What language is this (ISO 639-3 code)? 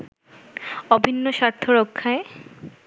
ben